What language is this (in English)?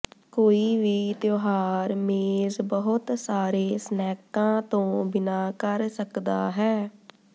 Punjabi